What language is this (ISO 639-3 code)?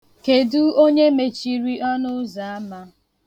ibo